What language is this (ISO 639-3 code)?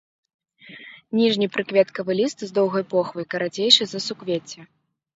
bel